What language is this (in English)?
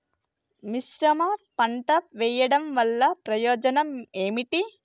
Telugu